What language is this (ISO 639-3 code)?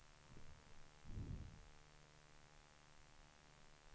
swe